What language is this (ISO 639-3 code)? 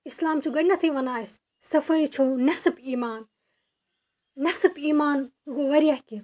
kas